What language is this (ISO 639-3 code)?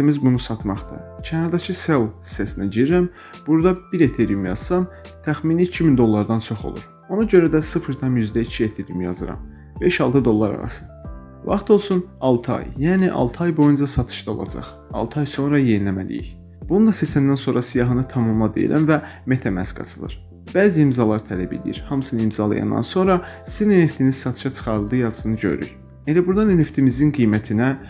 tur